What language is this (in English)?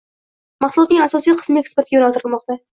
Uzbek